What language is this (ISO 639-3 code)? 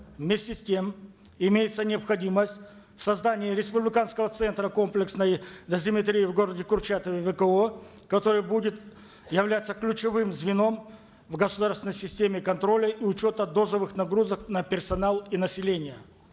kaz